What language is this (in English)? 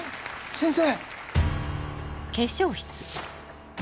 Japanese